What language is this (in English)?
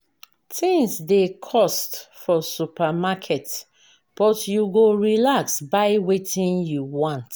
Nigerian Pidgin